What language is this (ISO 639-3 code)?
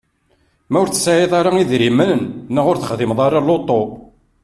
kab